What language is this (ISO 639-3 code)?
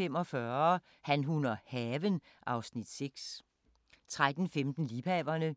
dan